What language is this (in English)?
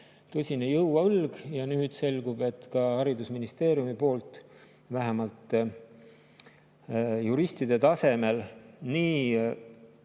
Estonian